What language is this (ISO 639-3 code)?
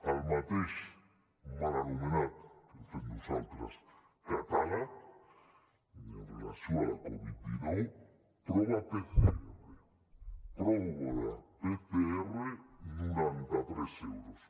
cat